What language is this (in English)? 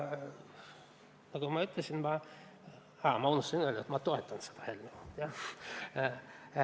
Estonian